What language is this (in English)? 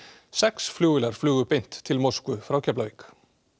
Icelandic